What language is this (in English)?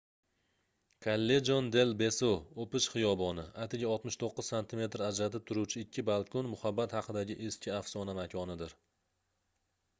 Uzbek